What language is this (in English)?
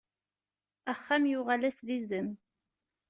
Kabyle